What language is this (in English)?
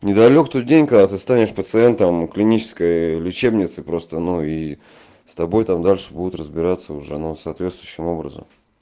Russian